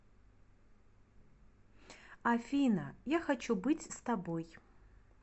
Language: Russian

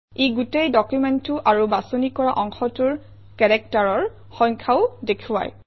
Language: Assamese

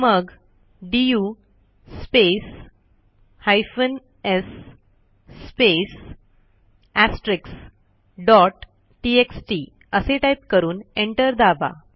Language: Marathi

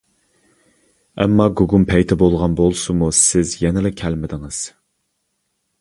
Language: Uyghur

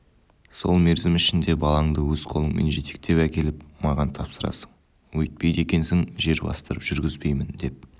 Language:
Kazakh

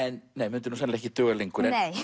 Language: Icelandic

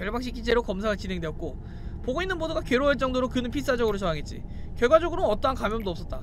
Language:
Korean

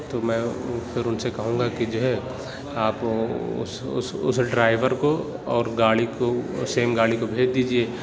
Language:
Urdu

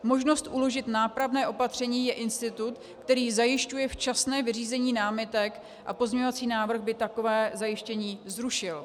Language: Czech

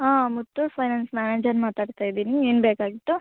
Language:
Kannada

